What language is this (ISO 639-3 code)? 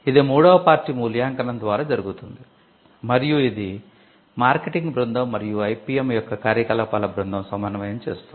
tel